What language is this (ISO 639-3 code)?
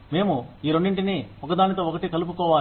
tel